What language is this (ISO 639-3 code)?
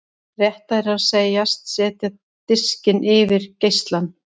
isl